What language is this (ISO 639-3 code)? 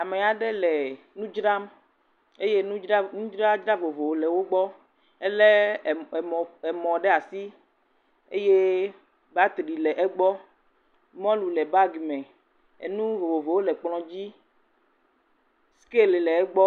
ewe